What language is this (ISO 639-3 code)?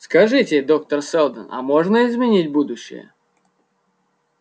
rus